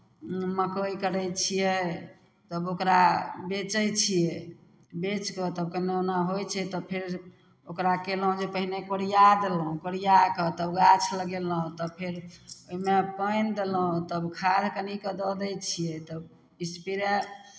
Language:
Maithili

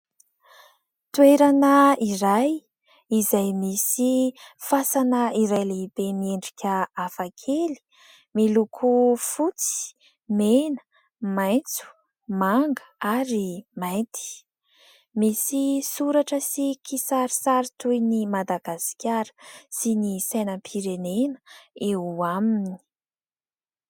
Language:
Malagasy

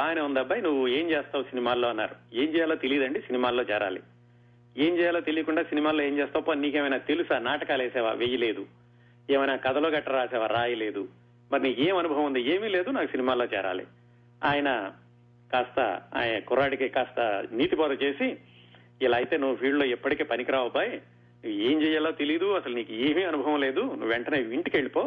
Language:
Telugu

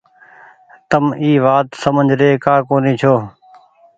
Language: Goaria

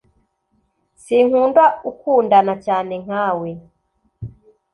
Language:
Kinyarwanda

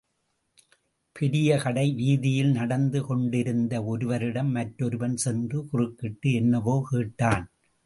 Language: Tamil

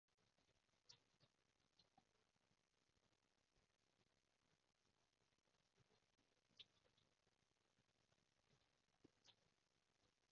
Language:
Cantonese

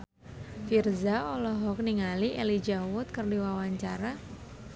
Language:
Sundanese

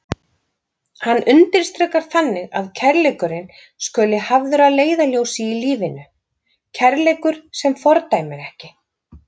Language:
Icelandic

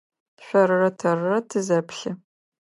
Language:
Adyghe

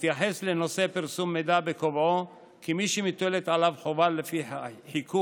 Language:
Hebrew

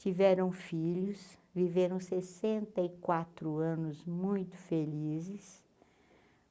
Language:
Portuguese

